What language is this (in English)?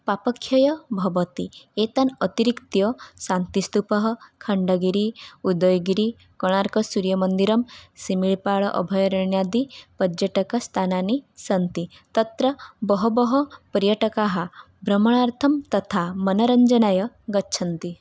Sanskrit